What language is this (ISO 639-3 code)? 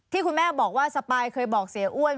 tha